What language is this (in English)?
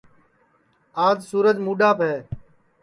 Sansi